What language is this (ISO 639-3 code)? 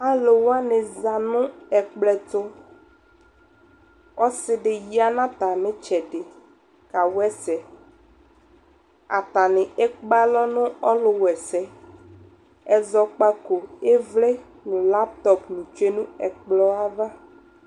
kpo